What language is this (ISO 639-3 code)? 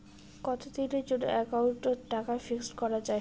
ben